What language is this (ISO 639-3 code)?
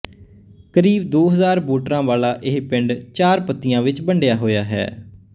pan